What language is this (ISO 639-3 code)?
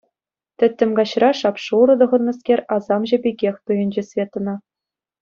chv